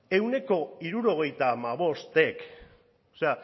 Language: Basque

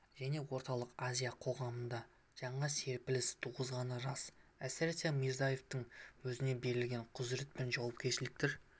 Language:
Kazakh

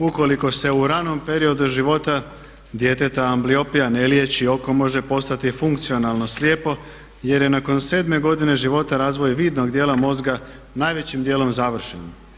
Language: Croatian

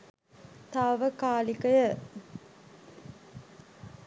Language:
Sinhala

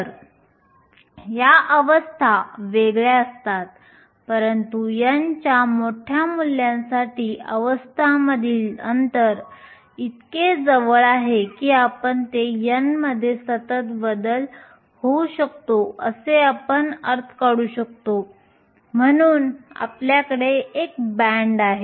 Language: Marathi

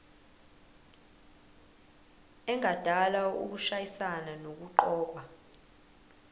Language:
Zulu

